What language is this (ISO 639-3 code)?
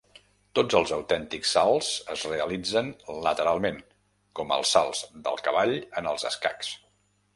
cat